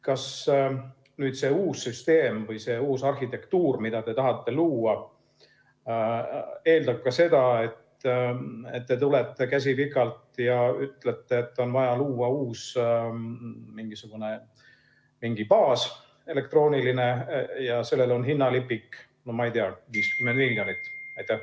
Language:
Estonian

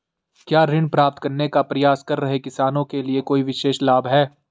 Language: Hindi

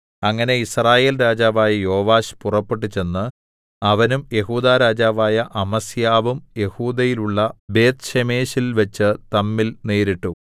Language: Malayalam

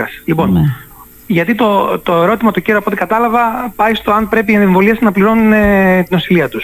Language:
Greek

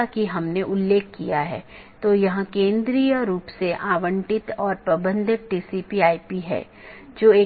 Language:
Hindi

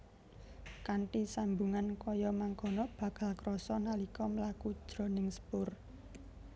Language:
Javanese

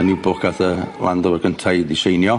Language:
Welsh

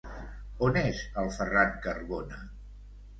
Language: Catalan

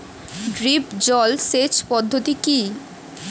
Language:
Bangla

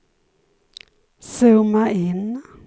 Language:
Swedish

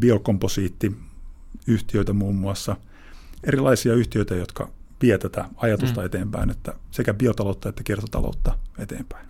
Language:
Finnish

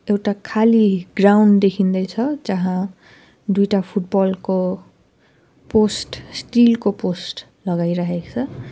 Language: Nepali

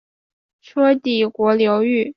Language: Chinese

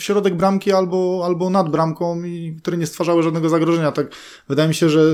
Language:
Polish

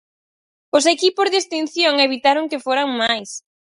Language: Galician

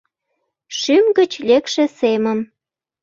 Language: Mari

